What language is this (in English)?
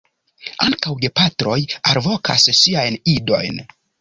Esperanto